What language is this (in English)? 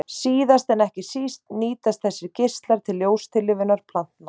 Icelandic